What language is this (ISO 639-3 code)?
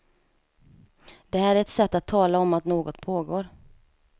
swe